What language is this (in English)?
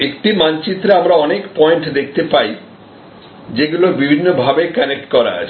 Bangla